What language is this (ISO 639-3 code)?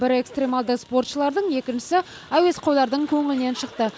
kaz